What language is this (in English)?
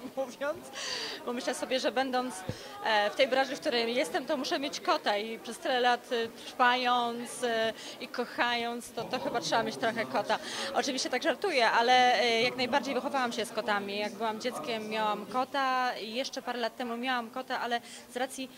Polish